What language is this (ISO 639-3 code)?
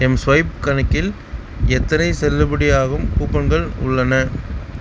tam